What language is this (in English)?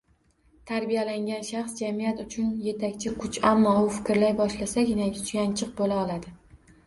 Uzbek